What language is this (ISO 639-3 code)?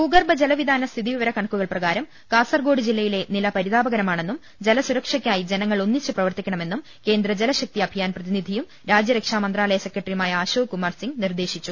mal